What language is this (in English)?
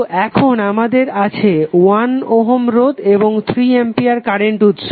Bangla